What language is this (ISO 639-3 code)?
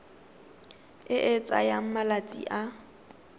tsn